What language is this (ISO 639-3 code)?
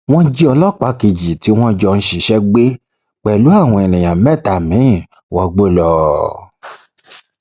yor